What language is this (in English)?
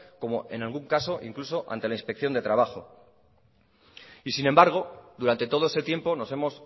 Spanish